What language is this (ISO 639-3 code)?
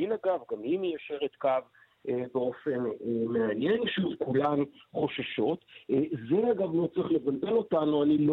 heb